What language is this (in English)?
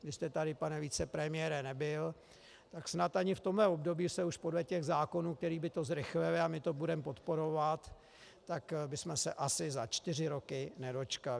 Czech